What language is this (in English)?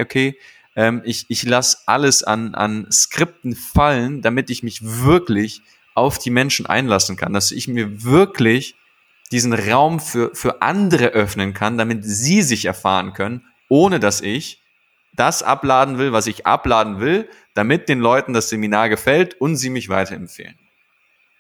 German